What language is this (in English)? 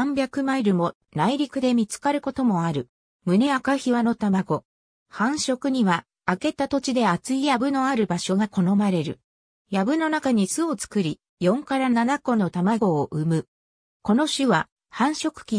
Japanese